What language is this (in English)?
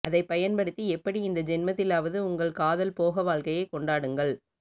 Tamil